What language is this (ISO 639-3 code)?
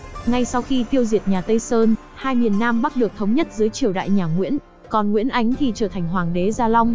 vie